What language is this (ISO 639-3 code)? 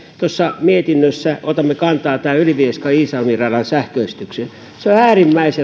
fin